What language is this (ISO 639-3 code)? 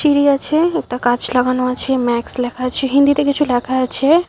ben